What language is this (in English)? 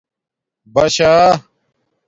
Domaaki